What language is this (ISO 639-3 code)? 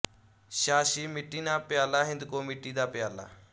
pan